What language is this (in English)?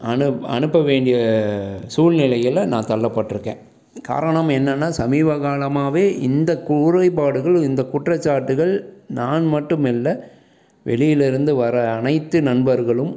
Tamil